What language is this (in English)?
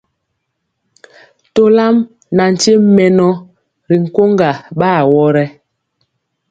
Mpiemo